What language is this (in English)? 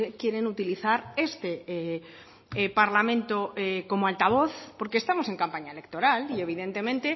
Spanish